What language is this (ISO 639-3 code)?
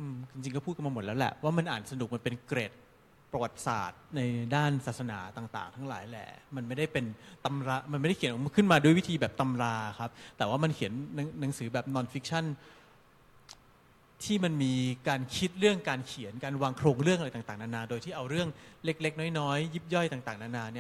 tha